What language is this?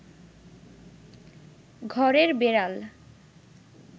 Bangla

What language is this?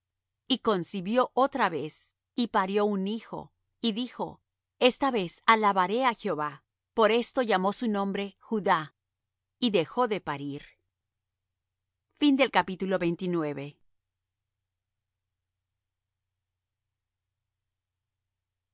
Spanish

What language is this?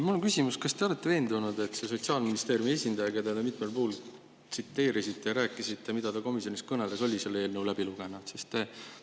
Estonian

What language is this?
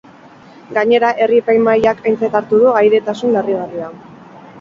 Basque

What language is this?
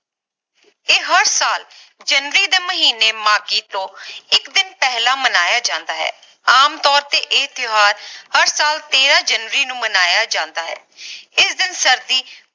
Punjabi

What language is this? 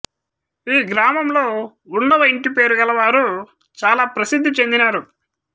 Telugu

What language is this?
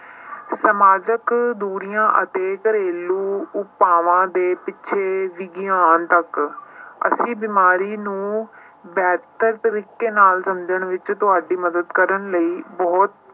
Punjabi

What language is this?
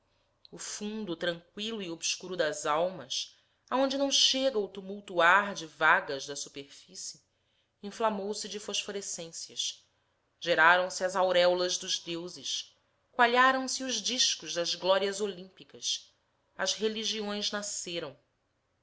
Portuguese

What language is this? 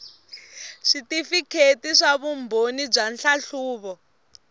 Tsonga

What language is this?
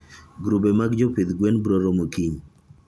Luo (Kenya and Tanzania)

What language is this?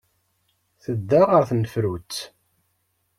Kabyle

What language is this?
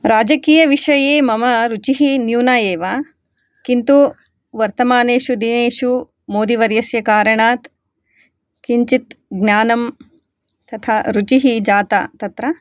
Sanskrit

